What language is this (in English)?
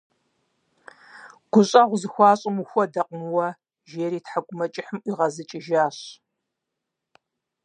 Kabardian